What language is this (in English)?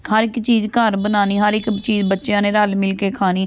Punjabi